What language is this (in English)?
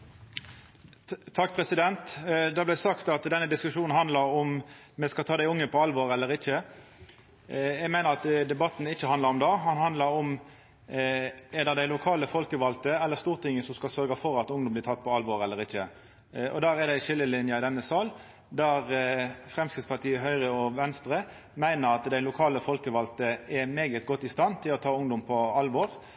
Norwegian Nynorsk